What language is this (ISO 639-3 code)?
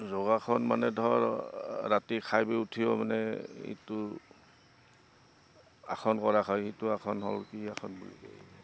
asm